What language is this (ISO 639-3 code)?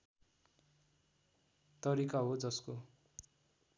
nep